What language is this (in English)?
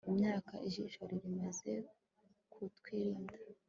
Kinyarwanda